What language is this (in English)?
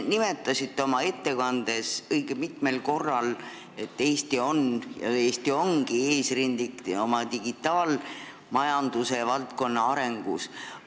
Estonian